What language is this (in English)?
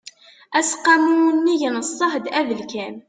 Kabyle